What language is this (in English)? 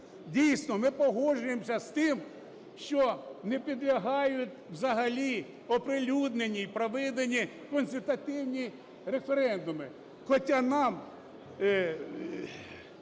Ukrainian